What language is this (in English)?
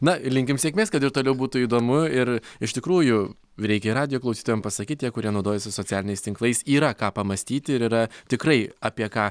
Lithuanian